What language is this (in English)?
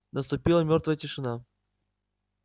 Russian